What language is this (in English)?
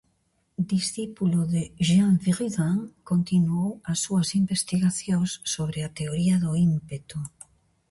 Galician